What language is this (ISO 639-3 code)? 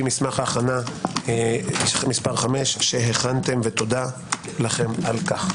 heb